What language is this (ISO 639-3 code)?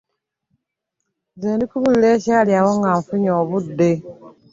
lug